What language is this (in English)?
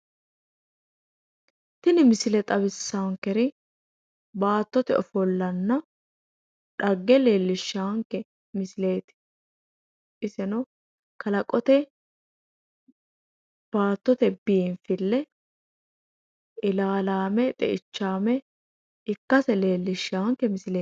Sidamo